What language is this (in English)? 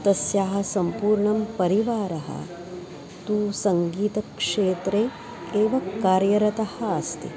Sanskrit